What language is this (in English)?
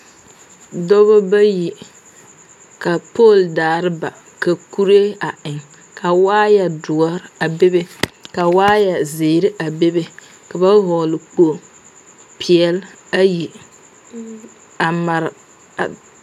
Southern Dagaare